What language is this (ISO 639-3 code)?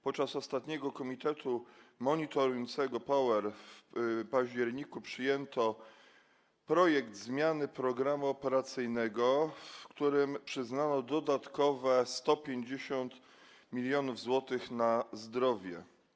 pol